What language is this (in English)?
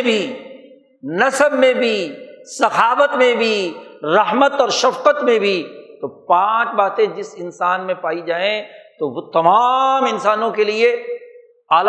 Urdu